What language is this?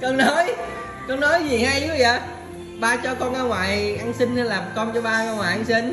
Vietnamese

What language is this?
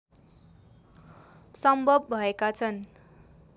Nepali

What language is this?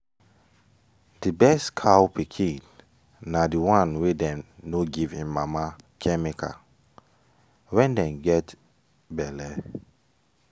Nigerian Pidgin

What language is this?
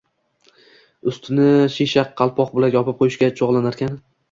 Uzbek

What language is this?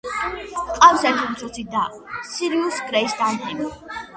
Georgian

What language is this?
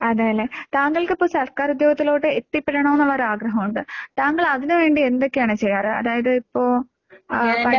Malayalam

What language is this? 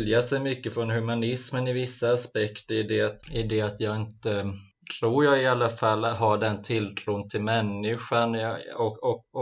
Swedish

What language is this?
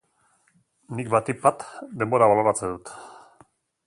Basque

